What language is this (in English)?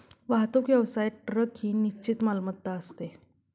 Marathi